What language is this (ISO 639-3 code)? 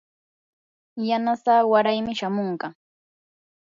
qur